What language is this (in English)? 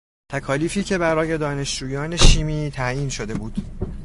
Persian